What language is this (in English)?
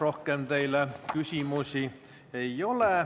Estonian